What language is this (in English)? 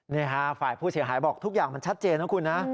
Thai